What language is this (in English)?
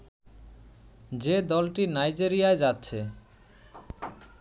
Bangla